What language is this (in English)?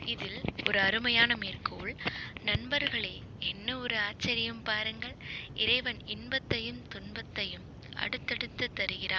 Tamil